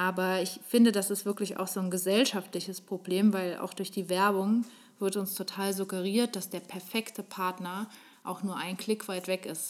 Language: German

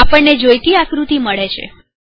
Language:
Gujarati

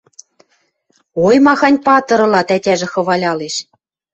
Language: Western Mari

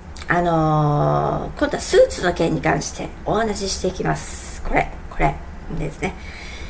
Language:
Japanese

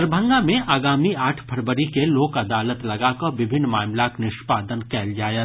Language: Maithili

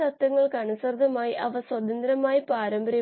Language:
Malayalam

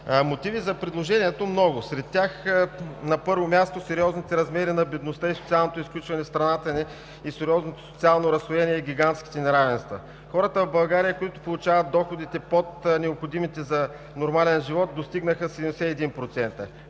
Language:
Bulgarian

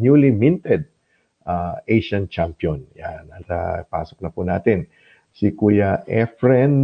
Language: Filipino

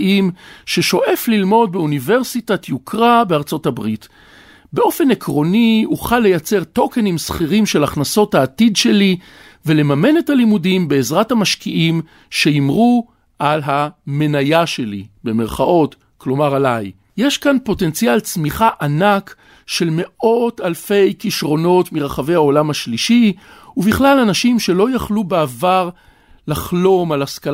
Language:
Hebrew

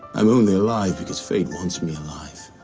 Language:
English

